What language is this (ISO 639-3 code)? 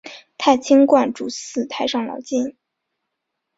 zho